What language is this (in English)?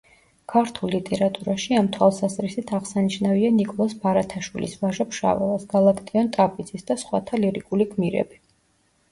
Georgian